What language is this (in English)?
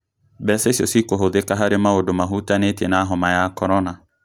Kikuyu